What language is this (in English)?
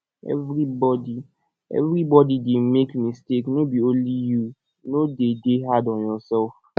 Nigerian Pidgin